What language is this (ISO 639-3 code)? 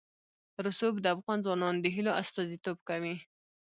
pus